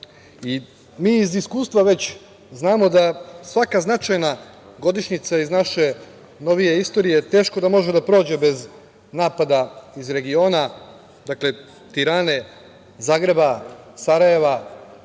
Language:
Serbian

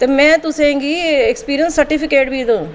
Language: Dogri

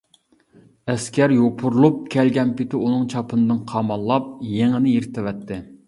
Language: Uyghur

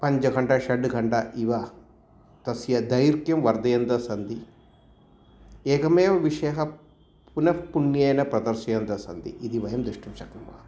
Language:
Sanskrit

